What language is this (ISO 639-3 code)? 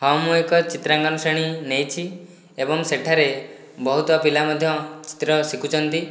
ori